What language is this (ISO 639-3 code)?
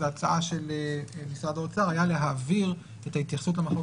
heb